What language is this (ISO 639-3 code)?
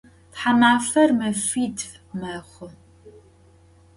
ady